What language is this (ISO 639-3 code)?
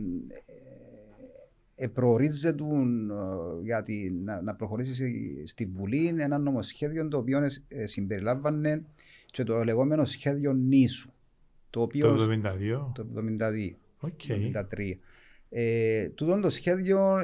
ell